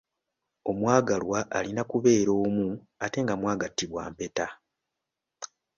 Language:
Ganda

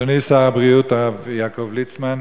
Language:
Hebrew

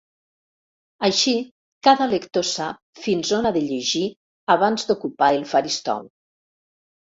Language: Catalan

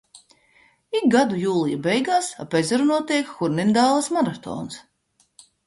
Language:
Latvian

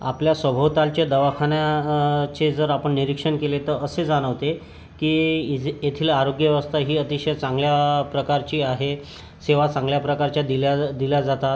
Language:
Marathi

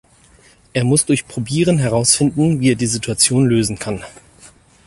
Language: German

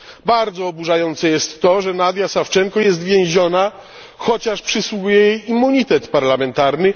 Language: Polish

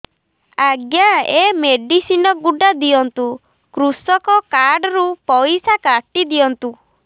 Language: Odia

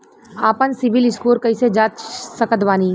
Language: Bhojpuri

